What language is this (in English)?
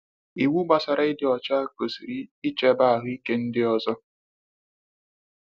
Igbo